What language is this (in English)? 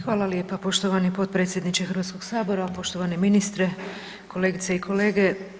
Croatian